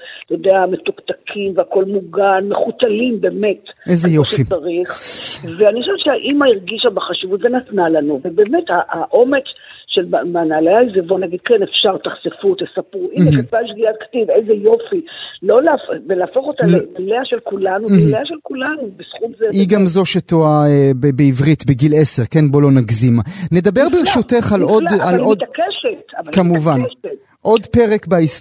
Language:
Hebrew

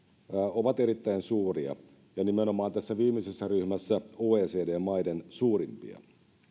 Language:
Finnish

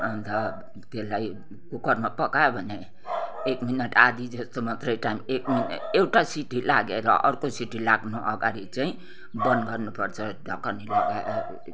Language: Nepali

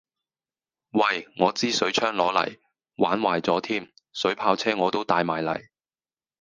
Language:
Cantonese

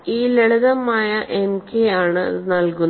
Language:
Malayalam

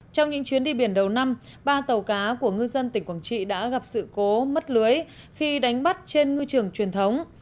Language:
Vietnamese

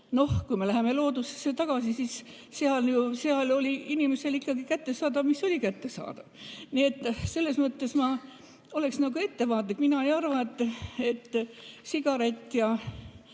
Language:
Estonian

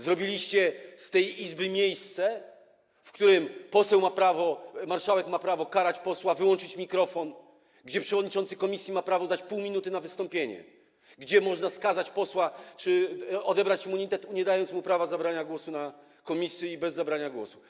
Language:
Polish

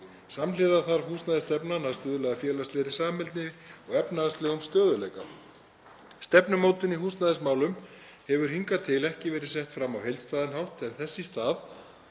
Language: Icelandic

